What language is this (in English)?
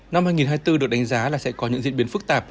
Vietnamese